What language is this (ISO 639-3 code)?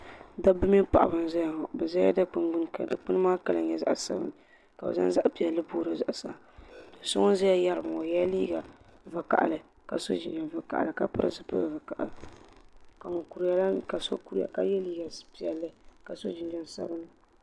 dag